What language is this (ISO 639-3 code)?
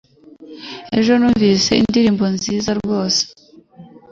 kin